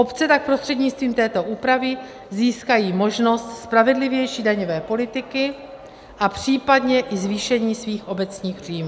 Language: Czech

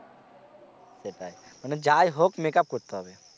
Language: Bangla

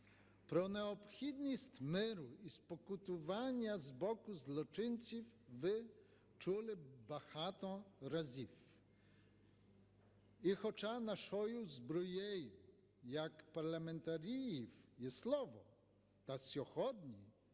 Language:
Ukrainian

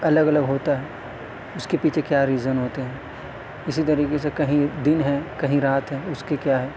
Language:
Urdu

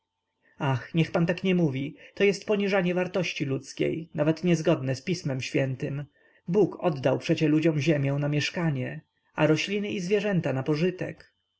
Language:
Polish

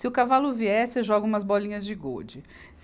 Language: Portuguese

